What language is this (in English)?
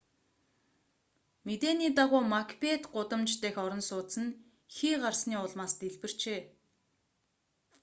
Mongolian